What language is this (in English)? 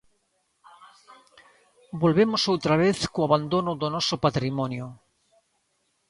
Galician